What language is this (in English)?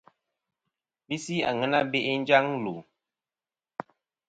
Kom